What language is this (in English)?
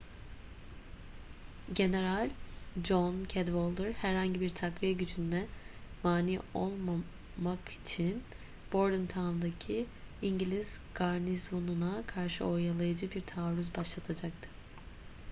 Turkish